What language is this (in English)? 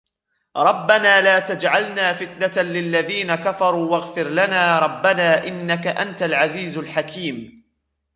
Arabic